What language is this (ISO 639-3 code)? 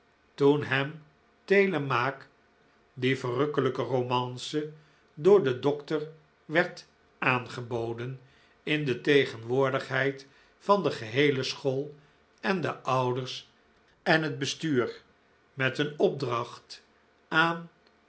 nld